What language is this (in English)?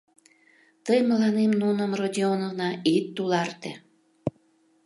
Mari